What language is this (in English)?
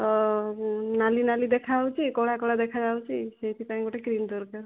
Odia